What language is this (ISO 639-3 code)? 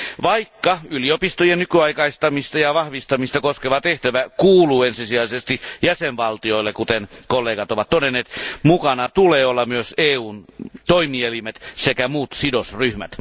fin